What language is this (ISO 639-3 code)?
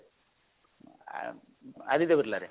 ori